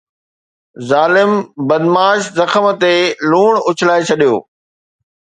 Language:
Sindhi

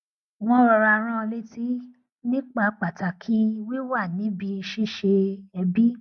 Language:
Yoruba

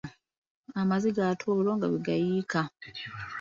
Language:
Ganda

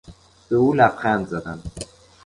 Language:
Persian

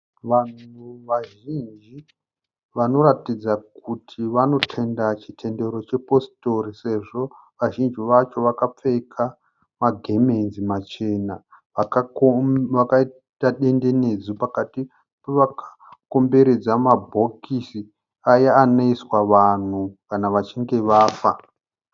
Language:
Shona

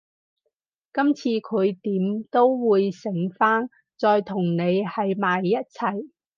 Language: Cantonese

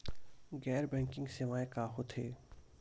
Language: Chhattisgarhi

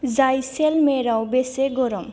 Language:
Bodo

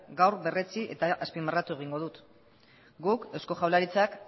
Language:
Basque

